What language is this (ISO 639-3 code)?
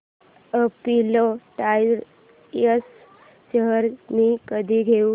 mar